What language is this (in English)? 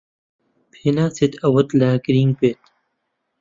Central Kurdish